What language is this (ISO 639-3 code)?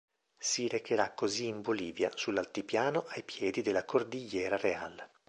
ita